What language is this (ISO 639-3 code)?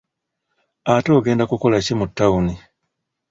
lug